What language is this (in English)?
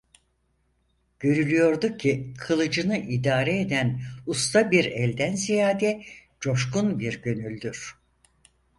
Turkish